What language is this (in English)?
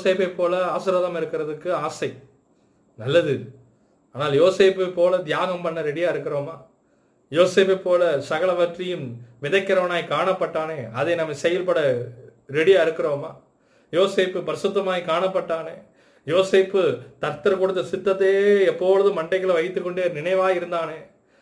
Tamil